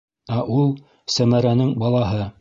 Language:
Bashkir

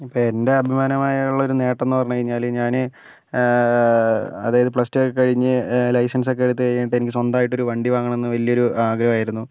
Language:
Malayalam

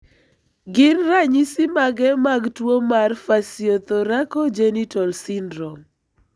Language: Luo (Kenya and Tanzania)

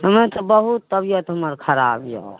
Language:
Maithili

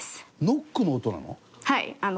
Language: Japanese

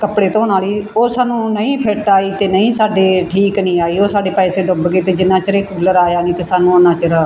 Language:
Punjabi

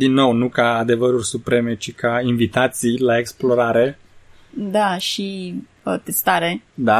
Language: Romanian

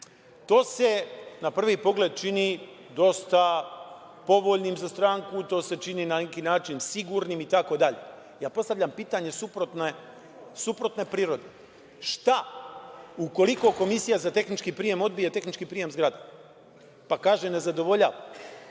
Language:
Serbian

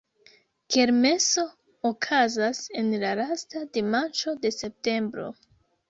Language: Esperanto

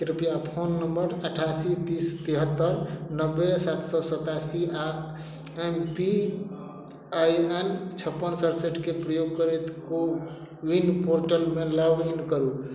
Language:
Maithili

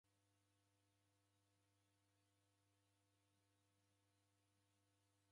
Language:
Taita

